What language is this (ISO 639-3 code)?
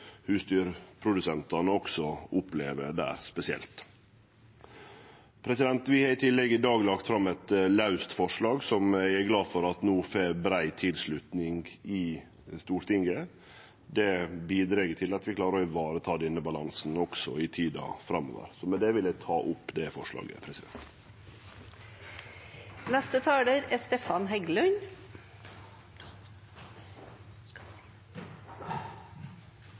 nno